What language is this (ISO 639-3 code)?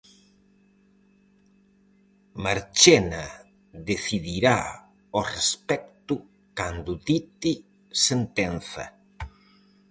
glg